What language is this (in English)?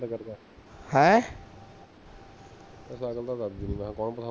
Punjabi